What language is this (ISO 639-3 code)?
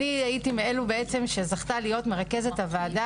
heb